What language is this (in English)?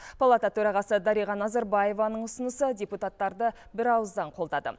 Kazakh